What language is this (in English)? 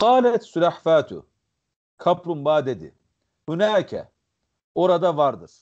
Turkish